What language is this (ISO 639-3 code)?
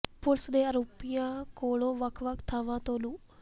pan